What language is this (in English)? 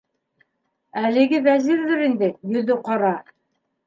Bashkir